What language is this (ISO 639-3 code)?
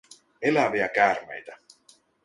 fin